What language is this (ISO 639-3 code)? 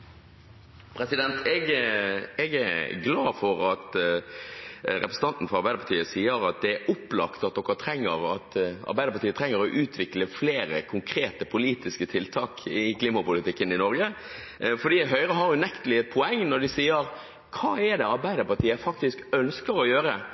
nob